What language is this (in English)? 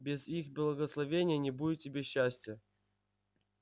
Russian